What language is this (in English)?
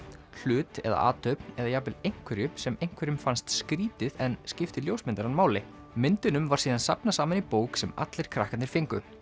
Icelandic